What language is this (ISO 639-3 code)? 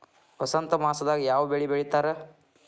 kan